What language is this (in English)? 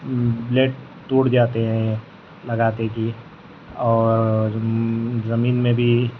Urdu